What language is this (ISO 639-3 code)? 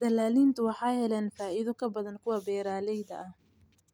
som